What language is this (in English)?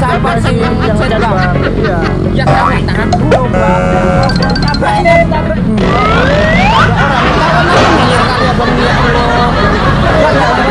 Indonesian